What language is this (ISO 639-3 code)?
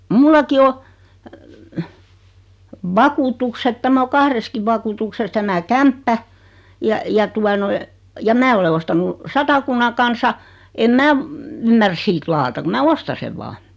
fin